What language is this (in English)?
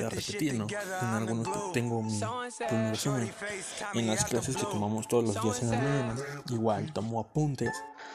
Spanish